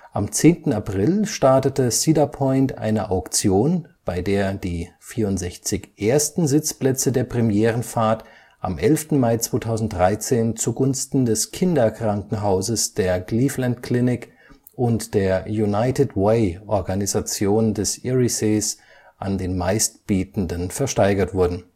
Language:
German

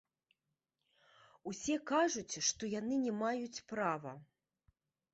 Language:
Belarusian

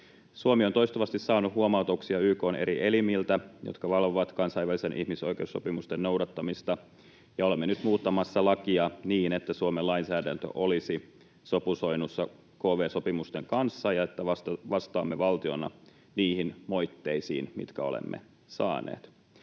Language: Finnish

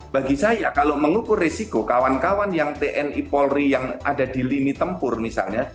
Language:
Indonesian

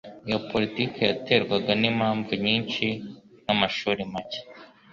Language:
Kinyarwanda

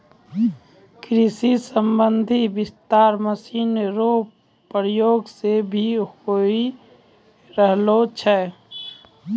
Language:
Maithili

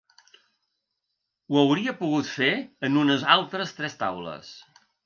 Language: Catalan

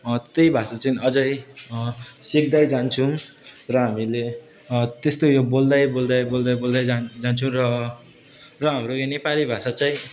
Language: Nepali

